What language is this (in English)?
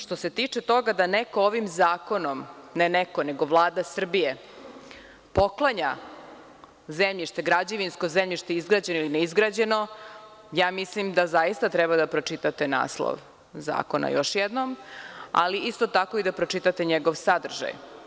Serbian